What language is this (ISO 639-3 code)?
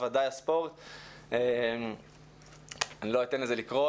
heb